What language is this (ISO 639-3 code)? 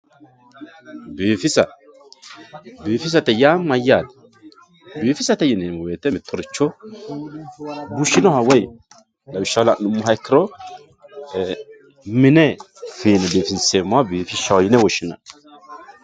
sid